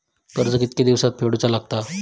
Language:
Marathi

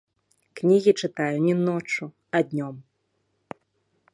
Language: Belarusian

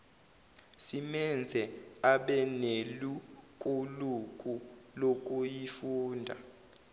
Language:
Zulu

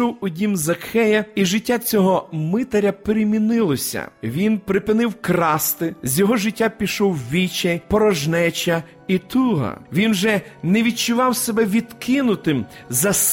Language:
Ukrainian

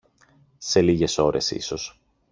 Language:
Greek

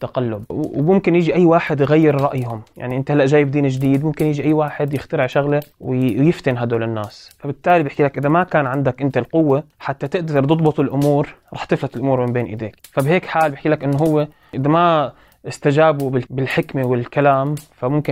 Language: Arabic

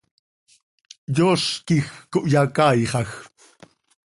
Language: Seri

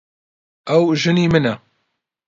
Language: Central Kurdish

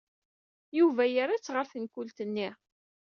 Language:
Kabyle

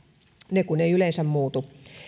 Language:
Finnish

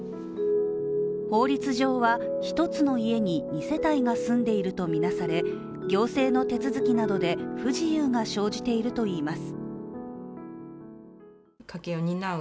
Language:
Japanese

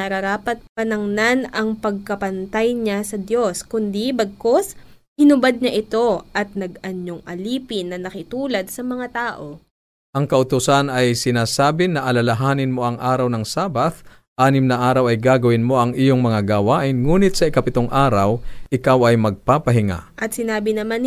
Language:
Filipino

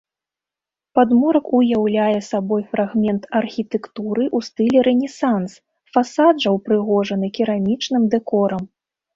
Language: Belarusian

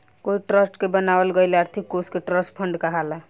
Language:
Bhojpuri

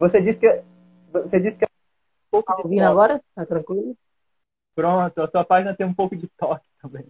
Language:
Portuguese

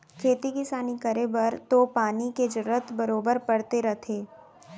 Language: Chhattisgarhi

